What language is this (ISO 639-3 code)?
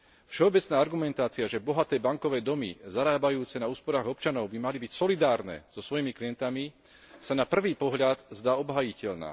slk